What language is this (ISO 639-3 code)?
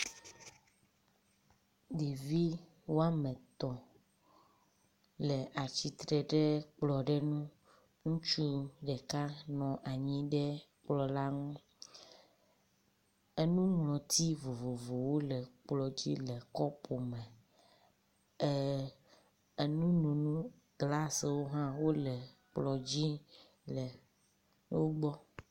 ewe